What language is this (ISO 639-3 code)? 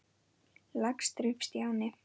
isl